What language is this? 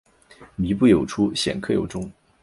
Chinese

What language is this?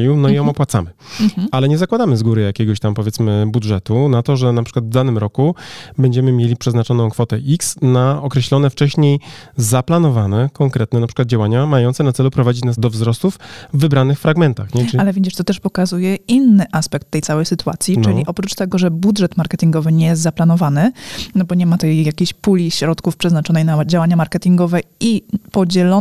Polish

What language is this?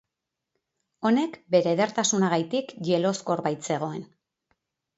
Basque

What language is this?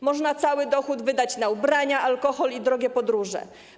Polish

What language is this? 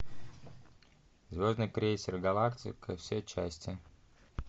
Russian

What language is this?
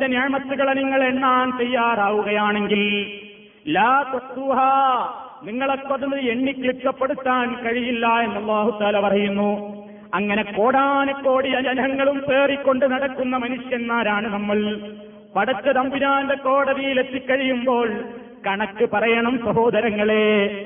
Malayalam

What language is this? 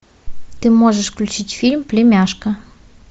Russian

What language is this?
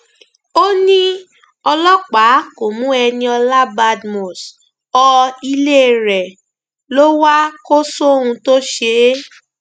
Yoruba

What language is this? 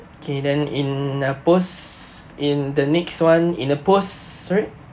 English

